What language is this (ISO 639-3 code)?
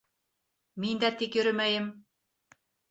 bak